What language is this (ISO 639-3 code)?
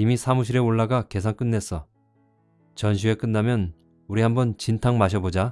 kor